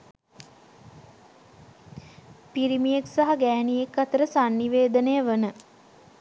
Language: Sinhala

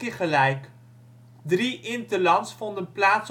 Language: Dutch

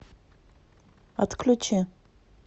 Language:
Russian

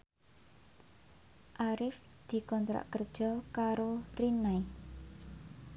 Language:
Javanese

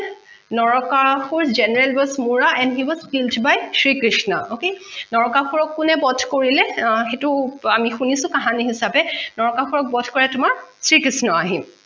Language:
Assamese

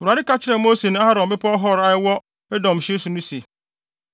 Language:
Akan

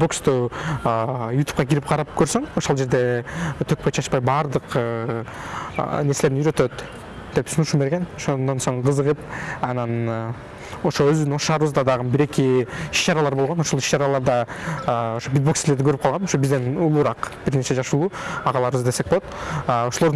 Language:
Turkish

